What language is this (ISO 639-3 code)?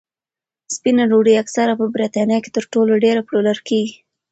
pus